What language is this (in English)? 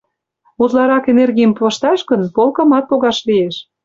Mari